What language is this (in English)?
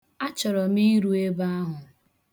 Igbo